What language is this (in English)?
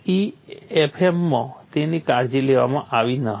Gujarati